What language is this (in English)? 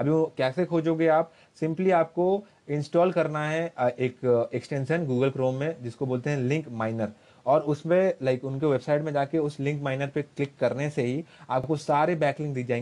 Hindi